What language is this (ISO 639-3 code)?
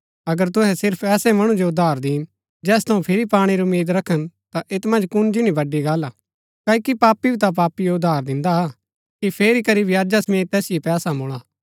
gbk